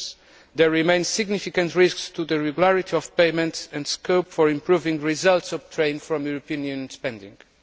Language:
English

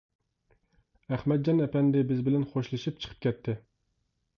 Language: Uyghur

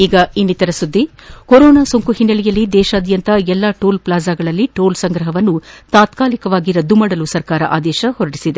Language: Kannada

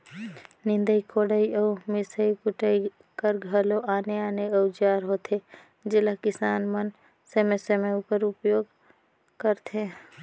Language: Chhattisgarhi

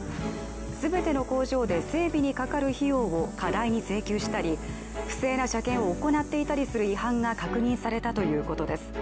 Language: Japanese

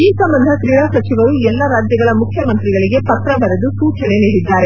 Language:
Kannada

